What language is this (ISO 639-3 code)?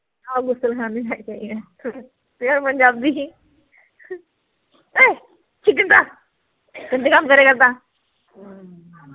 pan